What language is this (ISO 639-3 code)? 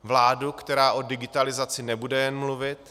ces